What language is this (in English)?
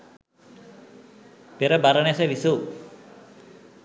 Sinhala